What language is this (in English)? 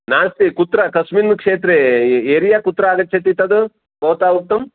Sanskrit